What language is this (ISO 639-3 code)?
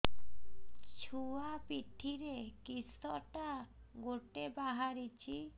ori